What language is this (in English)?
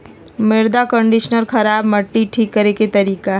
Magahi